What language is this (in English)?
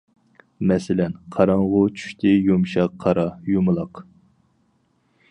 Uyghur